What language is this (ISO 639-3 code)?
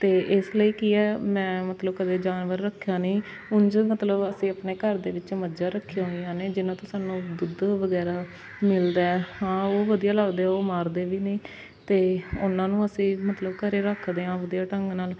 pan